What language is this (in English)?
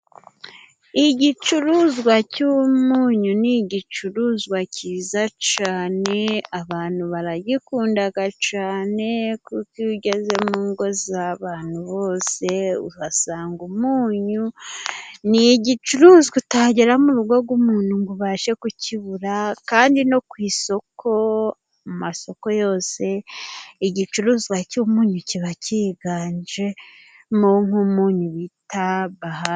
Kinyarwanda